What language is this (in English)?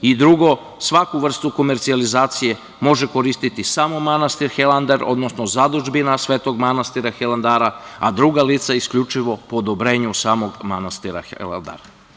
Serbian